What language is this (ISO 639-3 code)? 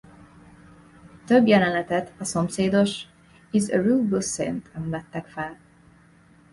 hun